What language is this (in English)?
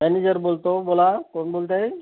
Marathi